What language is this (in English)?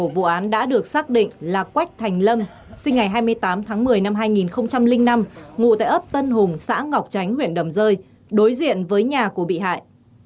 Vietnamese